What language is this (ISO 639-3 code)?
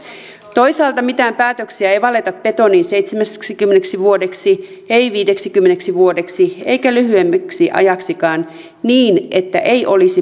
fin